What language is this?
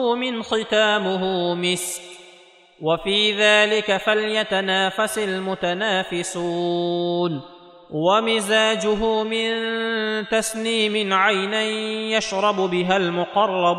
Arabic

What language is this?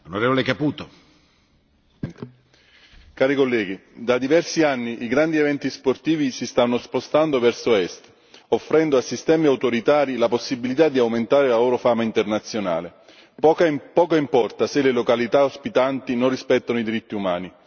Italian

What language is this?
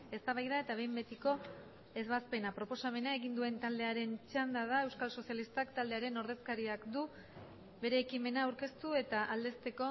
Basque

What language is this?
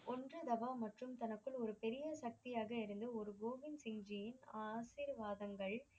Tamil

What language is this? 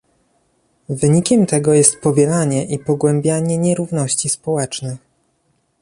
Polish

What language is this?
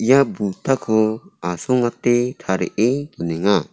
Garo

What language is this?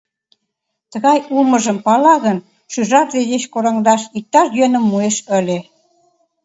Mari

